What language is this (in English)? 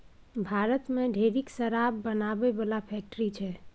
Maithili